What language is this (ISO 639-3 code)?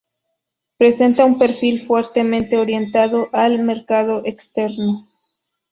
spa